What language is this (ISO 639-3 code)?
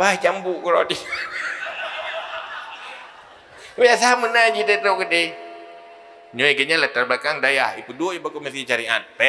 msa